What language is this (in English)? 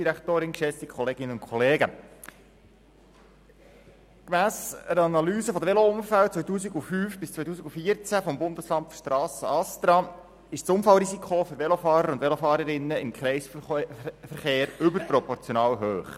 Swiss German